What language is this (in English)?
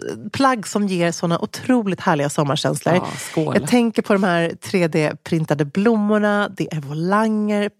Swedish